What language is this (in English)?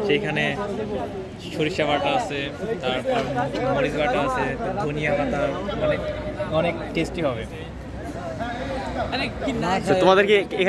Bangla